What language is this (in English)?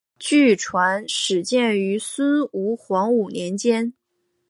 Chinese